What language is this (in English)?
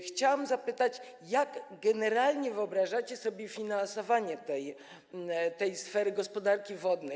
Polish